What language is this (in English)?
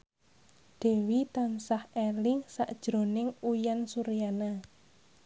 Javanese